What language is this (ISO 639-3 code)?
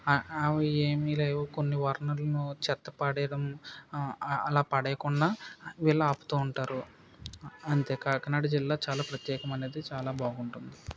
tel